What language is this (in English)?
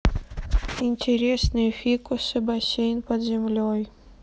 Russian